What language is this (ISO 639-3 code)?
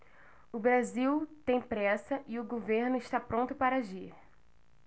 por